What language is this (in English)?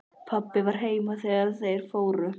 Icelandic